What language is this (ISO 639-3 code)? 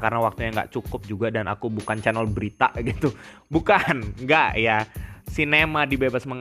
ind